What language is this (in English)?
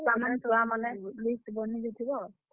Odia